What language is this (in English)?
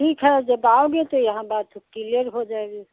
Hindi